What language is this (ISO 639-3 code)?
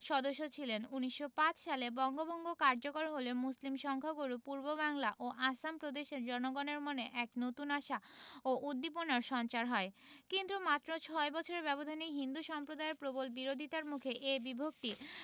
ben